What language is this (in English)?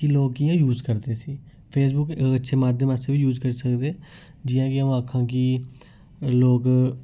Dogri